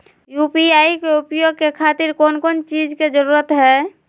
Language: Magahi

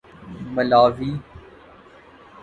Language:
Urdu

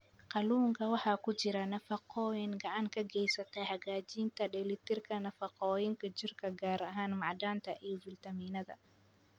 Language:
Somali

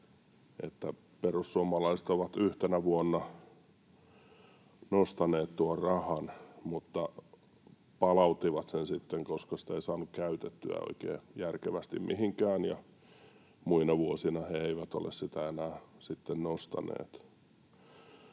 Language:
Finnish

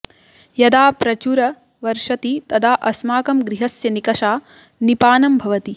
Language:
Sanskrit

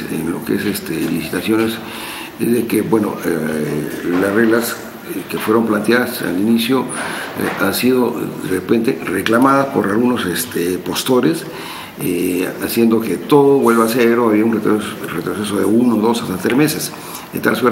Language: Spanish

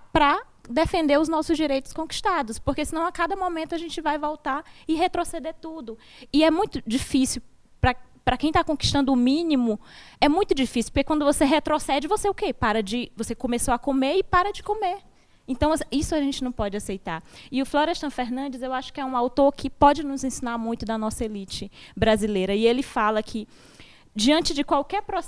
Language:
Portuguese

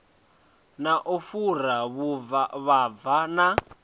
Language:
Venda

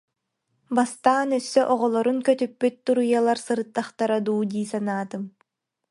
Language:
Yakut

